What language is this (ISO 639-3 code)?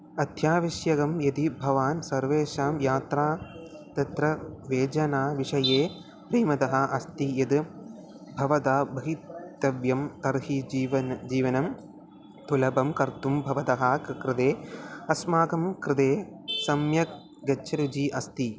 san